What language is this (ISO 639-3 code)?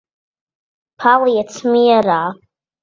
lav